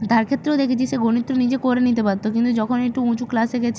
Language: Bangla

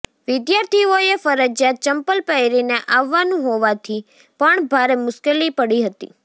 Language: Gujarati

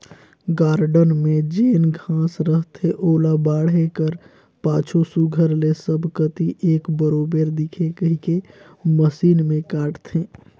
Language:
Chhattisgarhi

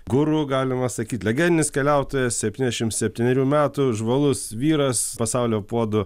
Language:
Lithuanian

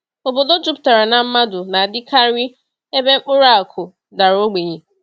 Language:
Igbo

